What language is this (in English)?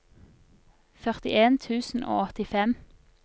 Norwegian